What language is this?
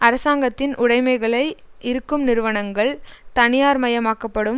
Tamil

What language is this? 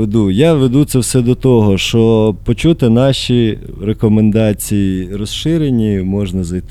Ukrainian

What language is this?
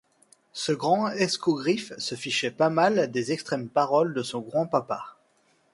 French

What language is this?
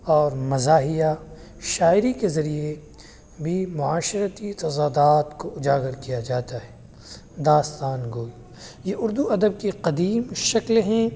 Urdu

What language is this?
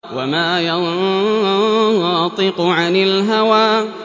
Arabic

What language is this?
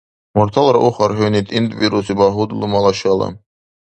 Dargwa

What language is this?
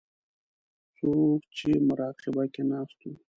Pashto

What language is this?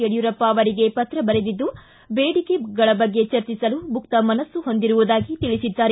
Kannada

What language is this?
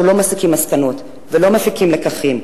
Hebrew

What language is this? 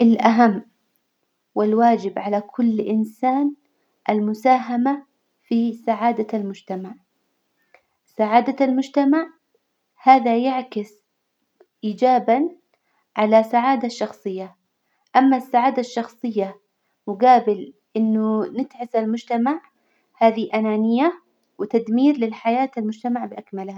Hijazi Arabic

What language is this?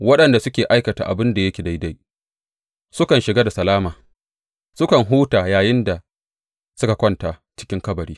Hausa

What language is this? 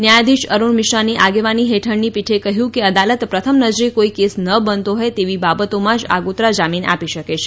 Gujarati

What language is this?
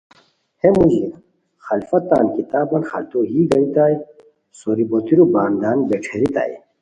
Khowar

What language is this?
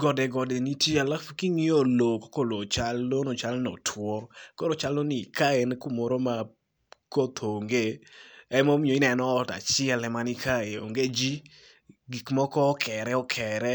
Luo (Kenya and Tanzania)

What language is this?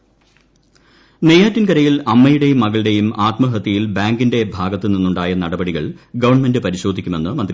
Malayalam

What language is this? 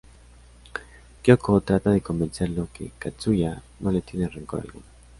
Spanish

